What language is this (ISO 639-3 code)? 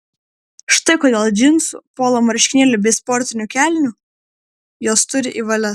lit